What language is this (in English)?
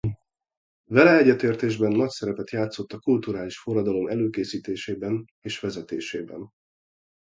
Hungarian